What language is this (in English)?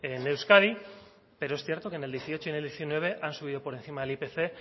Spanish